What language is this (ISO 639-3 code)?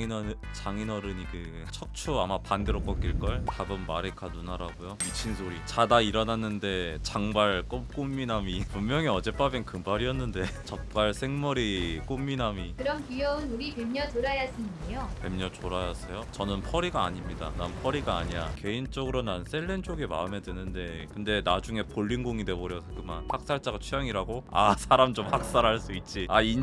kor